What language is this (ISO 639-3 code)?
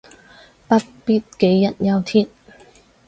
yue